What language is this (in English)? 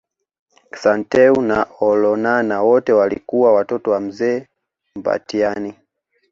Swahili